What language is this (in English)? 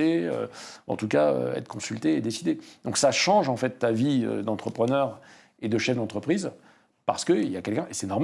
French